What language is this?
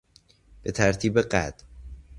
Persian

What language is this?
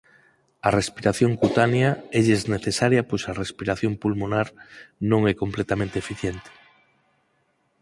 Galician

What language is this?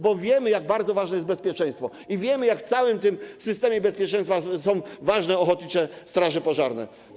Polish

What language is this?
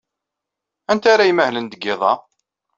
Kabyle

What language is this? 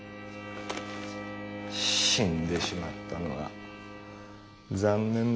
Japanese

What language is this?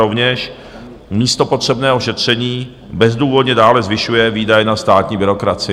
Czech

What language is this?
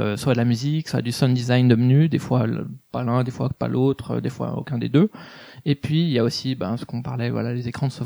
French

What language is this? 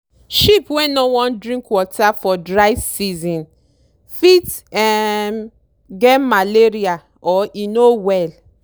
Nigerian Pidgin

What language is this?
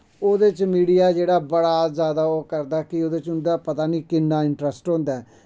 Dogri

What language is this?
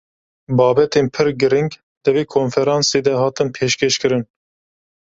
Kurdish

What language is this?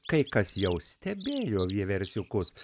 Lithuanian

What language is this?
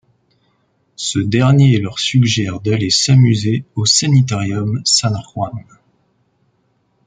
French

